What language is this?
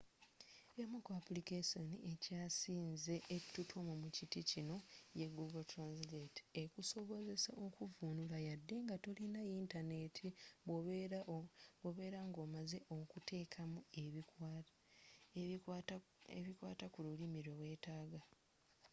Ganda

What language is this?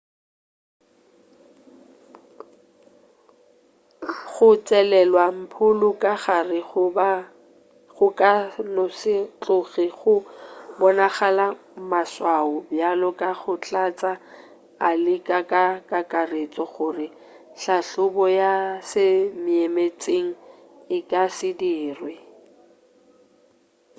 Northern Sotho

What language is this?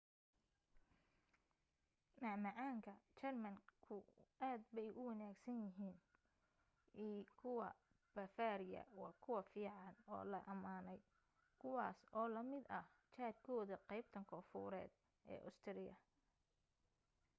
Somali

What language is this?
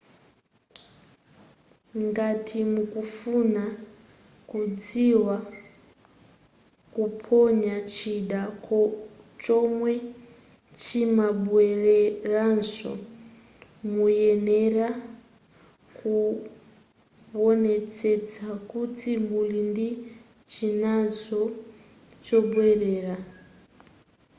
Nyanja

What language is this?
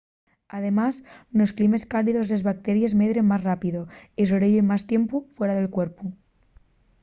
Asturian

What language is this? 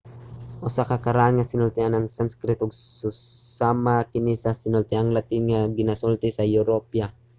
Cebuano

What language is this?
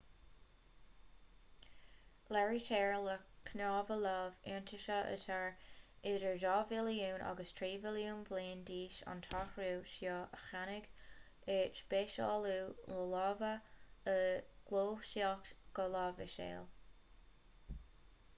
Irish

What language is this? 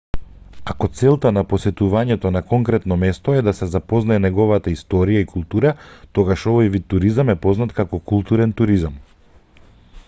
Macedonian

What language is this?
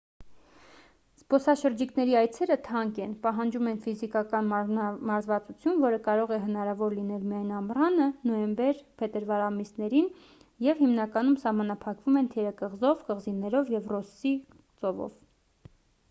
Armenian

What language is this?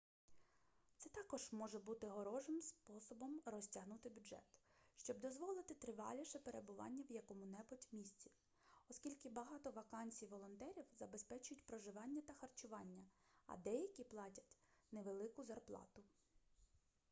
Ukrainian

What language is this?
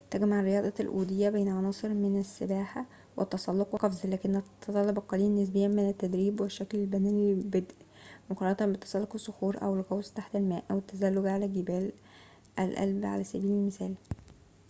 Arabic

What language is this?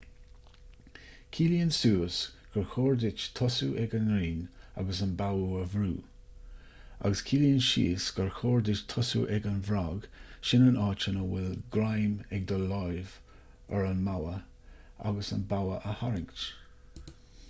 Irish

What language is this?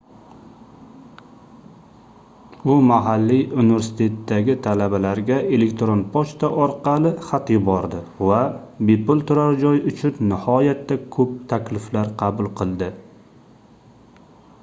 Uzbek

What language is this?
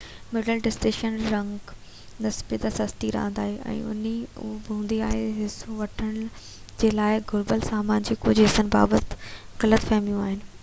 Sindhi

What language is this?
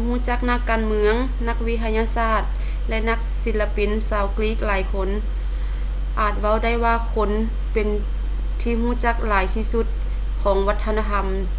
Lao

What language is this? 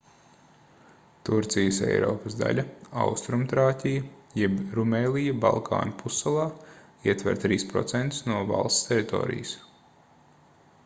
Latvian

